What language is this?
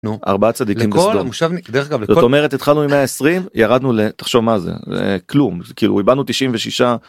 Hebrew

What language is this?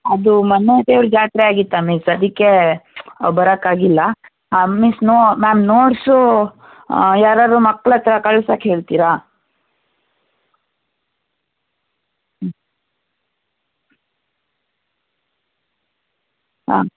Kannada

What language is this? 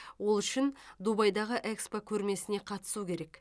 Kazakh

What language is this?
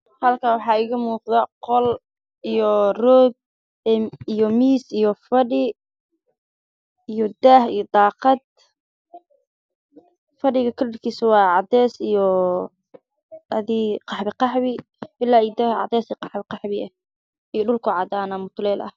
Somali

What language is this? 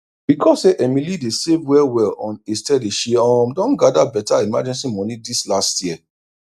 Nigerian Pidgin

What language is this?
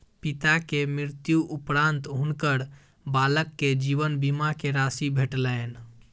Maithili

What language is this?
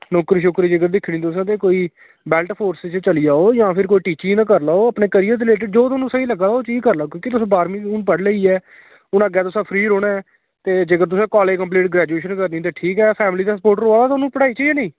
Dogri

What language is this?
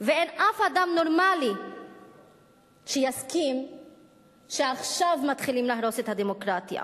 Hebrew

